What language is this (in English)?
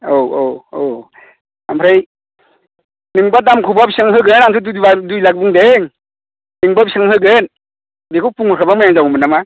Bodo